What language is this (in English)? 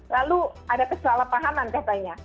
Indonesian